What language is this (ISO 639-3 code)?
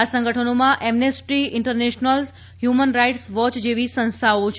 guj